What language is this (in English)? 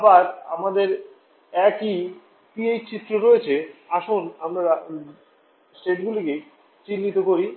Bangla